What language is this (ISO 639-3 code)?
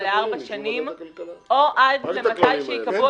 heb